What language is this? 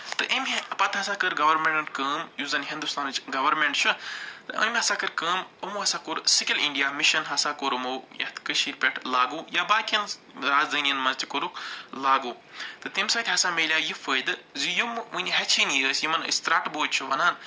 Kashmiri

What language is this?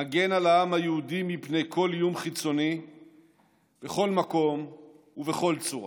Hebrew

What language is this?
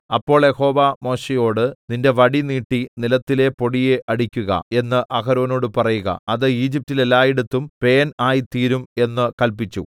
Malayalam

